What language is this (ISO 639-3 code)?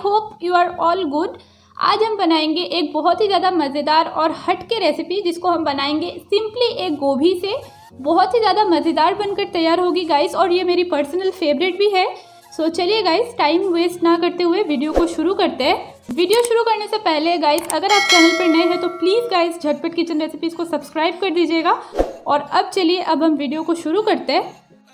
hin